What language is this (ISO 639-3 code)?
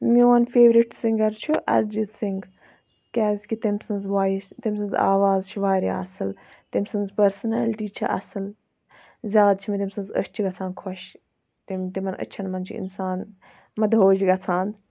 kas